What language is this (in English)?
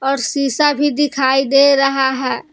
Hindi